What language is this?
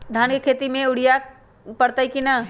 Magahi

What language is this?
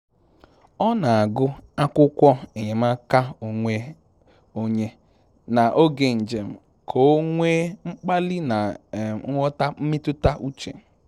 Igbo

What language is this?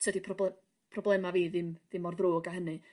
Welsh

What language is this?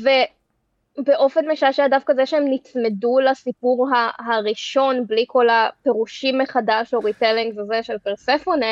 Hebrew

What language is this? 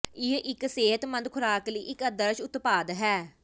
Punjabi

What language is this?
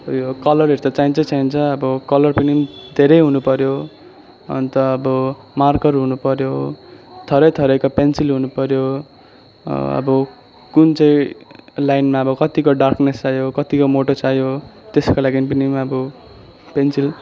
Nepali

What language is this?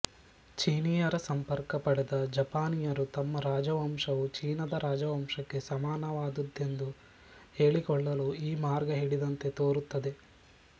Kannada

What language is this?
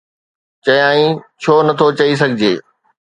Sindhi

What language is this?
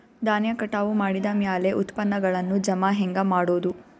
Kannada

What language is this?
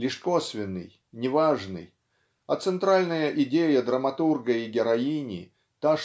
Russian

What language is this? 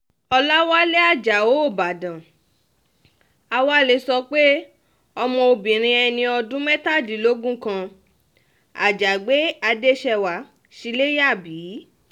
Yoruba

